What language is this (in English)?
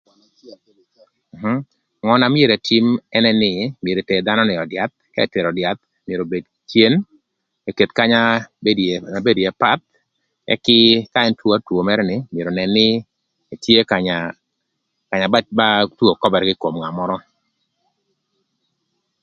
Thur